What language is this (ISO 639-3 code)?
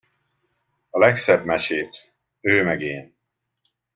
hun